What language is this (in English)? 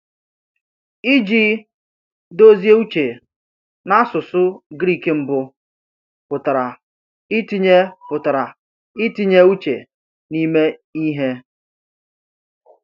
Igbo